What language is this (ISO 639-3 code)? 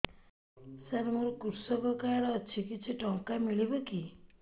ori